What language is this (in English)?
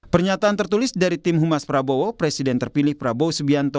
Indonesian